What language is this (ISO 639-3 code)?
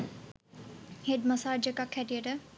sin